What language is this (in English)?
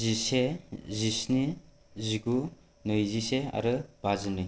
Bodo